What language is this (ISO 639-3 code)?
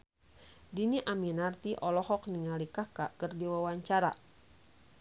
sun